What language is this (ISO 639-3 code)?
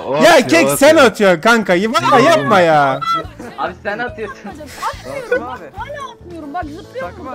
tur